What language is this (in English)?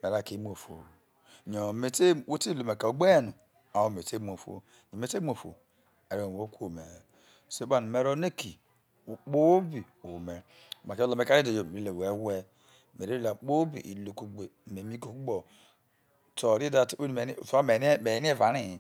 Isoko